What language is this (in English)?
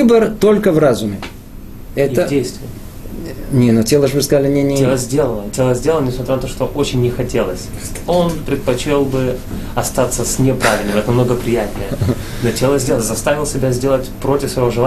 Russian